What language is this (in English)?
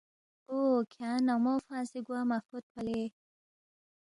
Balti